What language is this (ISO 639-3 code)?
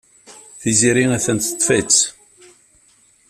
kab